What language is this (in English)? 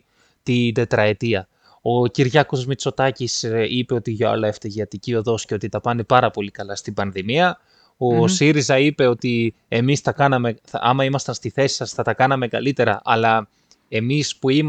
Greek